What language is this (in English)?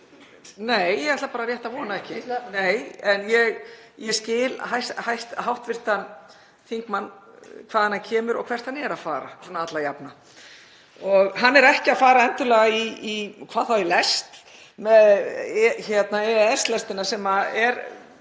Icelandic